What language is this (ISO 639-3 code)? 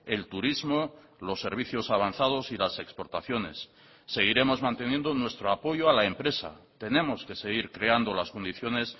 spa